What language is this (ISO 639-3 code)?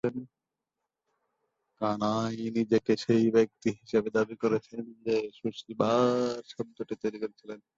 ben